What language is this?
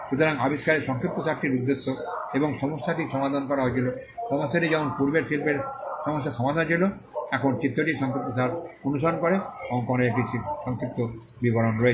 Bangla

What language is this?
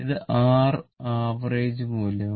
Malayalam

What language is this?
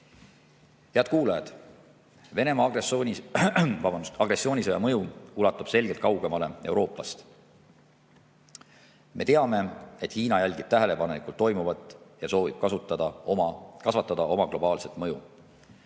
Estonian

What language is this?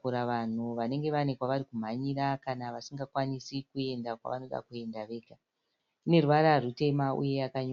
Shona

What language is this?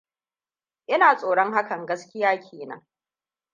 Hausa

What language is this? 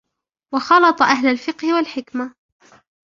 Arabic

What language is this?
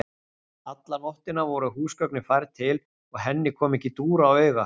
Icelandic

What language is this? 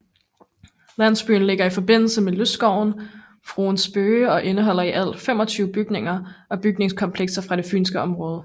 Danish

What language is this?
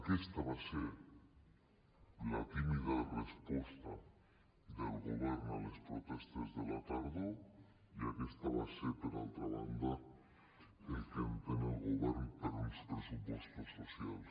Catalan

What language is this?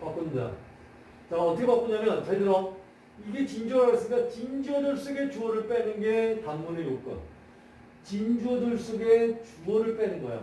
Korean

